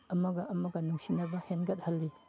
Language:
Manipuri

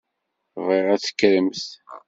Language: Kabyle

